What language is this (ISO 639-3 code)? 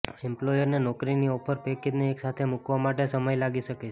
guj